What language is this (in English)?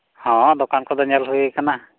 Santali